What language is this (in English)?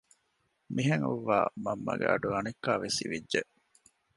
Divehi